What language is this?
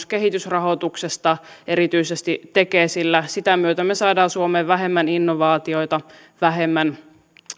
Finnish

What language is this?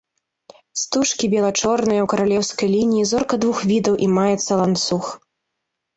Belarusian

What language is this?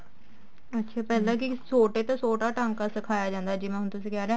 Punjabi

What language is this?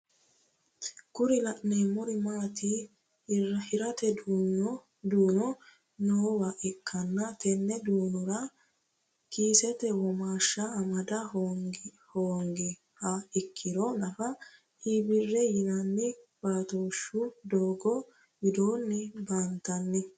Sidamo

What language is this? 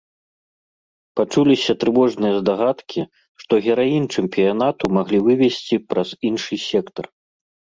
Belarusian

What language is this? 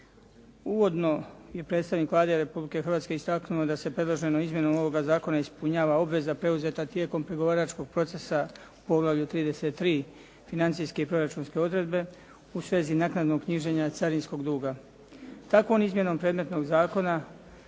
Croatian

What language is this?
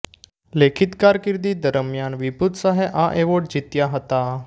Gujarati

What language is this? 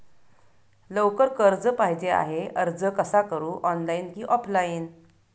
Marathi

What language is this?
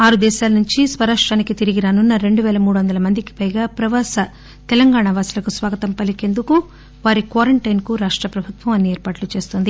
Telugu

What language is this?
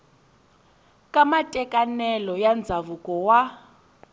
Tsonga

